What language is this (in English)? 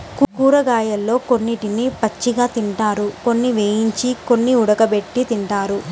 Telugu